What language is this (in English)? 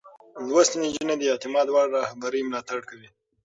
Pashto